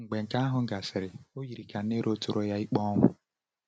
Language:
Igbo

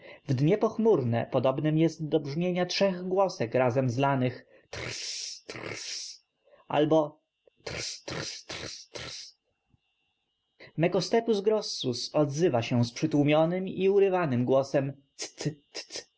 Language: Polish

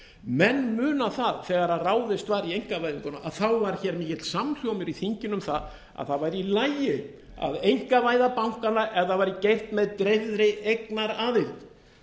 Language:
Icelandic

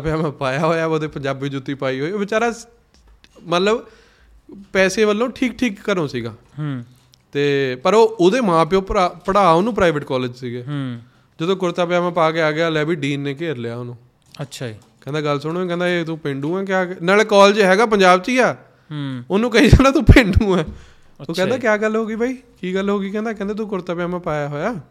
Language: Punjabi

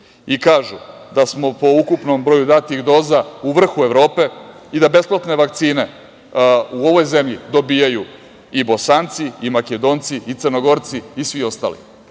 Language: Serbian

